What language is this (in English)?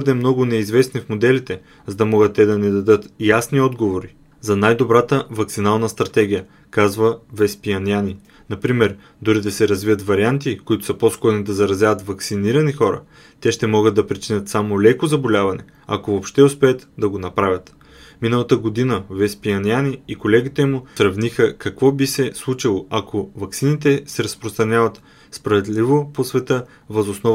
Bulgarian